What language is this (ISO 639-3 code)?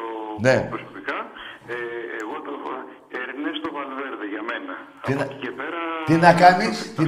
ell